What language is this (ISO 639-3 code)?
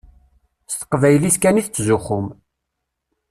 kab